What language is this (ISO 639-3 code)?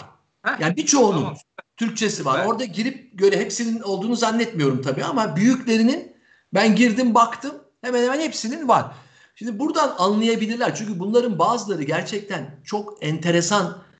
tur